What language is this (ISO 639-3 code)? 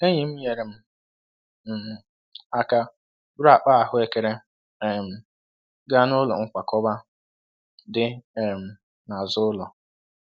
ibo